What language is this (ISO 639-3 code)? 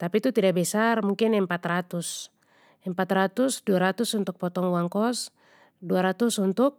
pmy